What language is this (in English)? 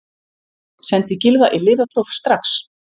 Icelandic